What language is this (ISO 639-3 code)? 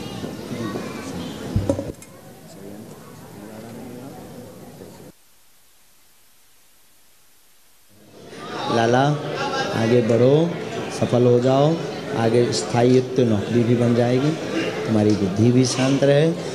hin